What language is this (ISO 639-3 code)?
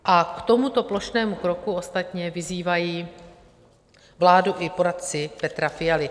ces